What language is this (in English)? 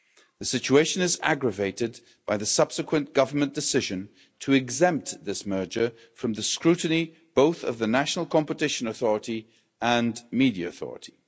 English